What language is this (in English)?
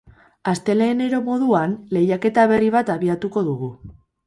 Basque